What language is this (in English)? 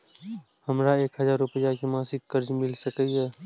Maithili